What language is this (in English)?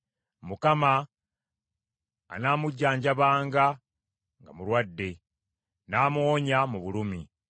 Ganda